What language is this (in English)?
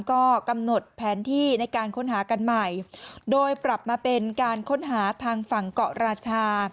Thai